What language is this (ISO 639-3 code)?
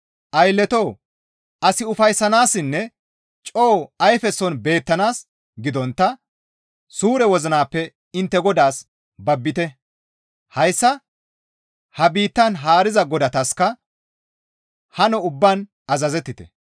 gmv